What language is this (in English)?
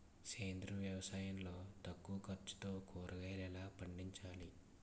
Telugu